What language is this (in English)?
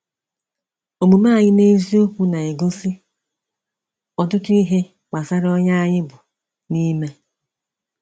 Igbo